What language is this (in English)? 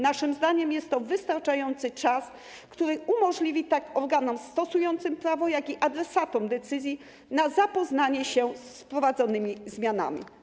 Polish